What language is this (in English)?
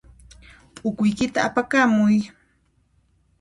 Puno Quechua